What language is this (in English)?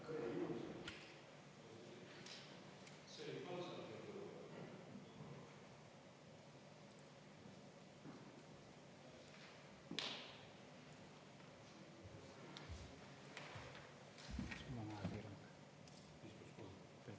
Estonian